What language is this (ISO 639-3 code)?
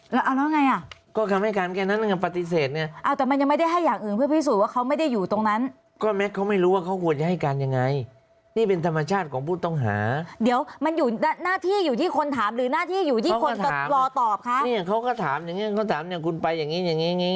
tha